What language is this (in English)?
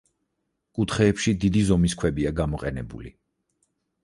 Georgian